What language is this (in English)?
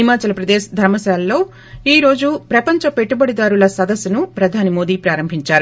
Telugu